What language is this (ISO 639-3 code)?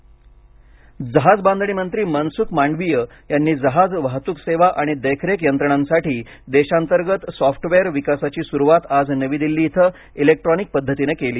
mar